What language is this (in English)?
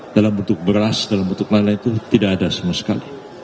Indonesian